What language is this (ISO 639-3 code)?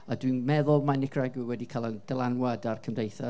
cym